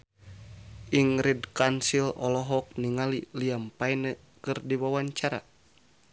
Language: Sundanese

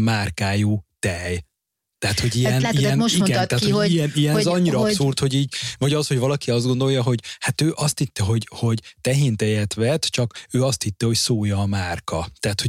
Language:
Hungarian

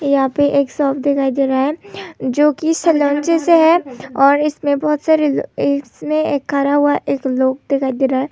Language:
Hindi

